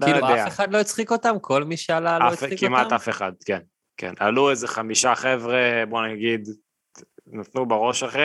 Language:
Hebrew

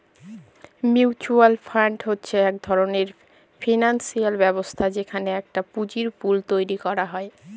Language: Bangla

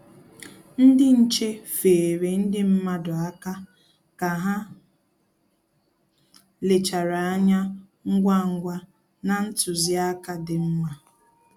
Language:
Igbo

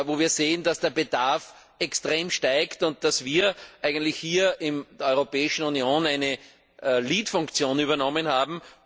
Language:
German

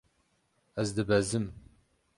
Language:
Kurdish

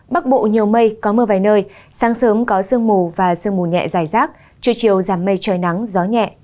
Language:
Vietnamese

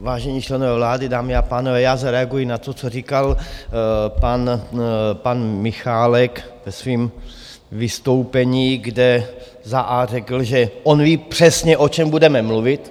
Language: Czech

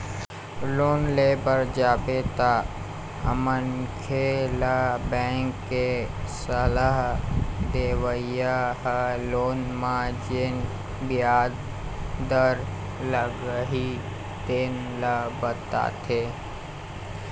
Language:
Chhattisgarhi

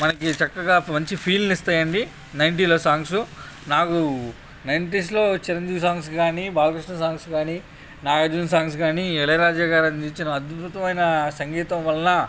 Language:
Telugu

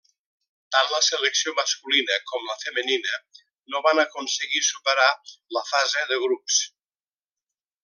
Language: Catalan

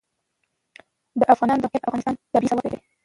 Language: Pashto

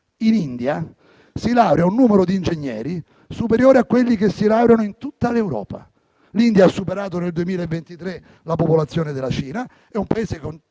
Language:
Italian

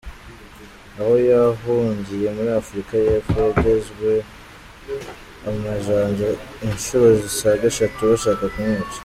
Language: Kinyarwanda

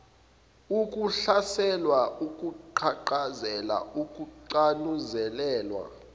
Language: Zulu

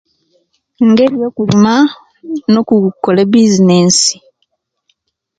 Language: Kenyi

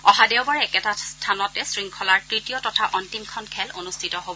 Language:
Assamese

